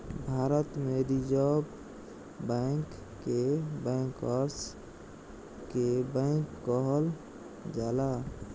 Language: Bhojpuri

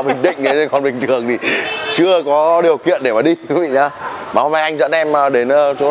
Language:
Vietnamese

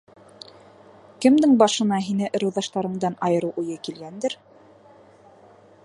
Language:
Bashkir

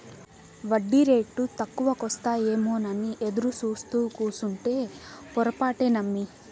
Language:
Telugu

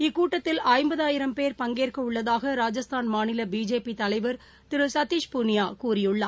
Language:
Tamil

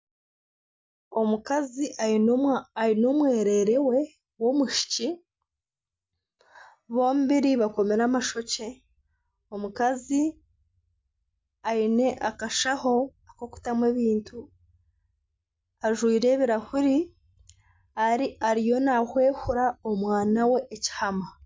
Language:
Nyankole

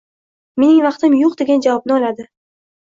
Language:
Uzbek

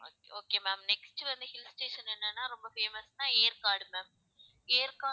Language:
Tamil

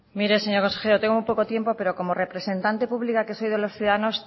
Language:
Spanish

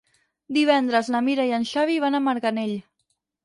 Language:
Catalan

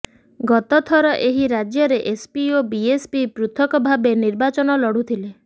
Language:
Odia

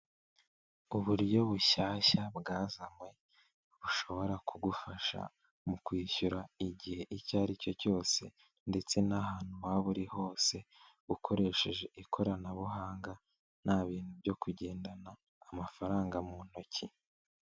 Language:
Kinyarwanda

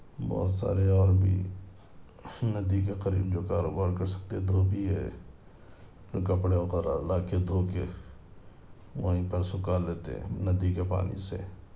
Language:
Urdu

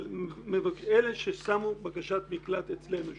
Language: Hebrew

